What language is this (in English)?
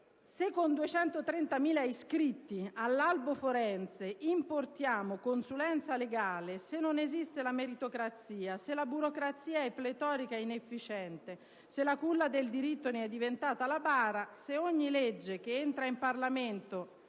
Italian